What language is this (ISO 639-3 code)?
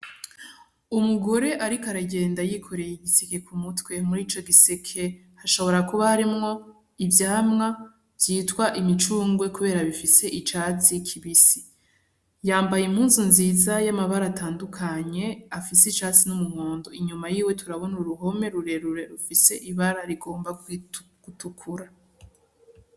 run